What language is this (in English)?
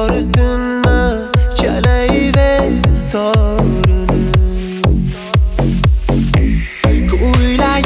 Arabic